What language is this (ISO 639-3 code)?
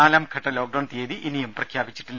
mal